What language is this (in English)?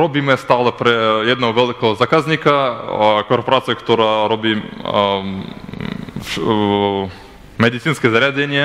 Ukrainian